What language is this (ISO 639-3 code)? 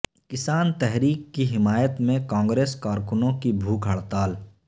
urd